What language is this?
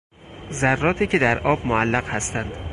Persian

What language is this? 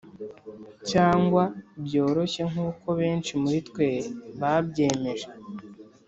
Kinyarwanda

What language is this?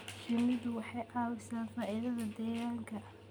Somali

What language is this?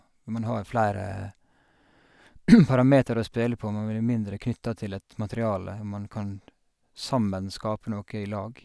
Norwegian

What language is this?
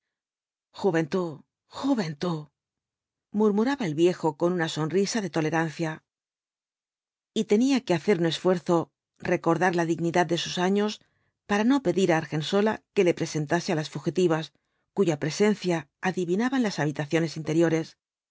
Spanish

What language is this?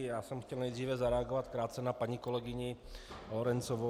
Czech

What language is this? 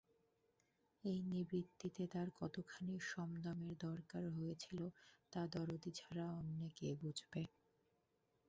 Bangla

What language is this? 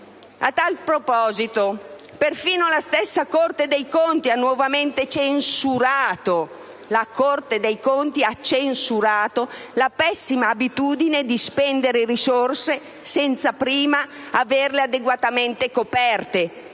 Italian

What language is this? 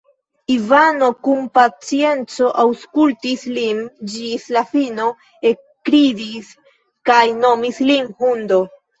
Esperanto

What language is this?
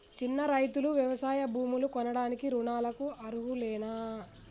Telugu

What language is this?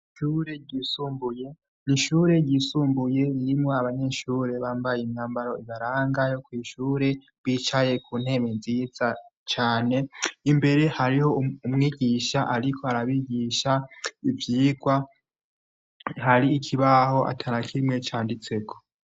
Rundi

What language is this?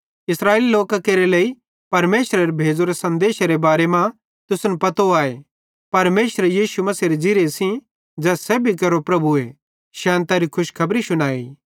Bhadrawahi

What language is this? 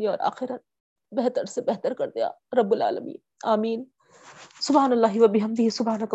Urdu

